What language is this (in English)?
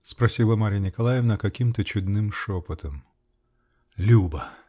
Russian